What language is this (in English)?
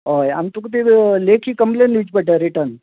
Konkani